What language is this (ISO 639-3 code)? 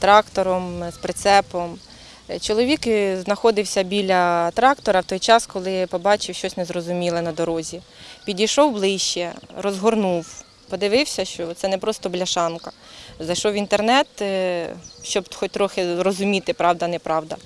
ukr